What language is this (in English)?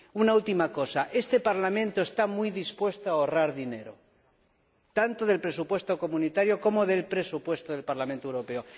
Spanish